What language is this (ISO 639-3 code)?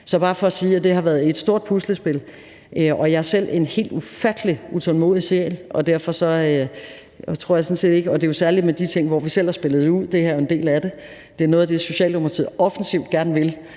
dan